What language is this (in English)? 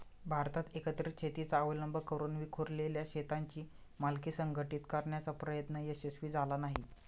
Marathi